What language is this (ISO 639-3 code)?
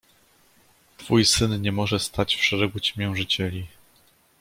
pol